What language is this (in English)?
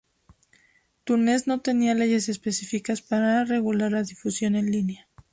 Spanish